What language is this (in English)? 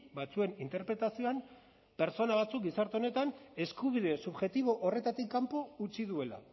Basque